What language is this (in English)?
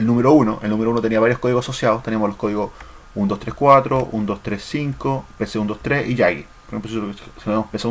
Spanish